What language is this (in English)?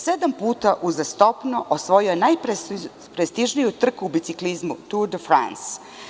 Serbian